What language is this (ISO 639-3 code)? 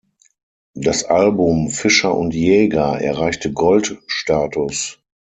deu